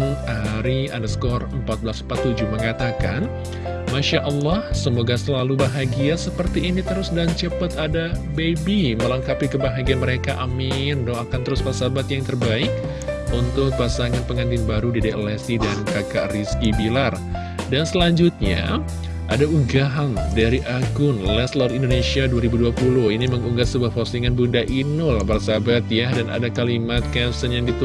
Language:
Indonesian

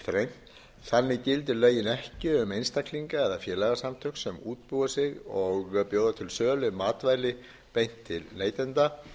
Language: Icelandic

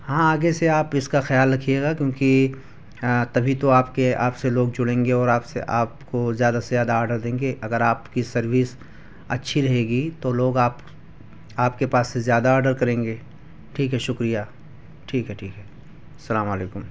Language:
Urdu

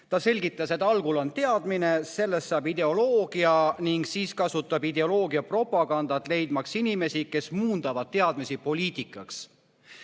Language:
Estonian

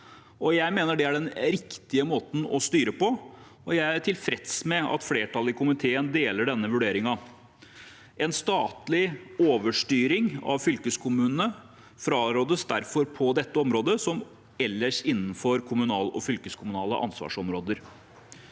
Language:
Norwegian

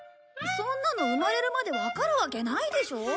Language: Japanese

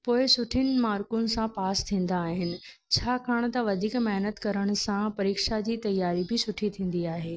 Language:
Sindhi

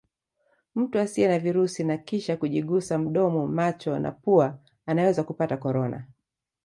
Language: Swahili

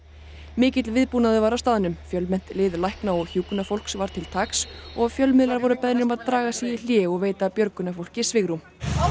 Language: Icelandic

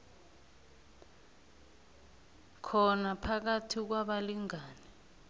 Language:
South Ndebele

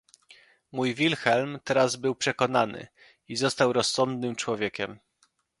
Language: Polish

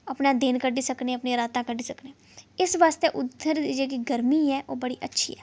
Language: Dogri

